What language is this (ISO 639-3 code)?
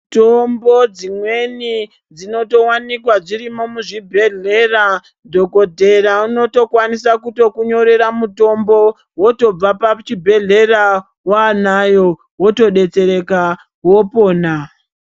ndc